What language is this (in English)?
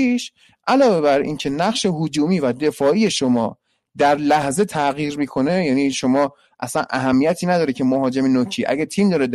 Persian